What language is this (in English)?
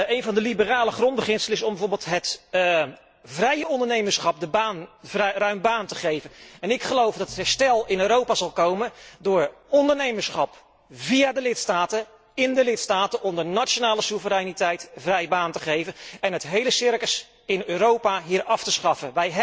Dutch